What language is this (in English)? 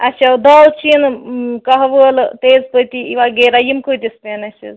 Kashmiri